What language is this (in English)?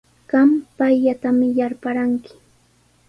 Sihuas Ancash Quechua